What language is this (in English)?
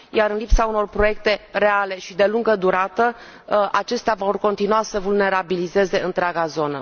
Romanian